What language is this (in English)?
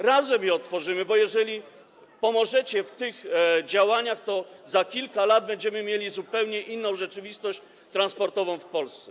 Polish